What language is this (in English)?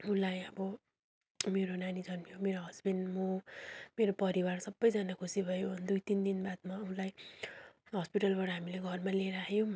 Nepali